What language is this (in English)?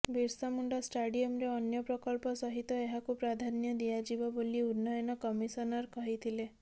Odia